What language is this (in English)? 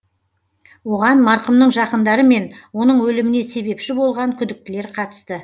Kazakh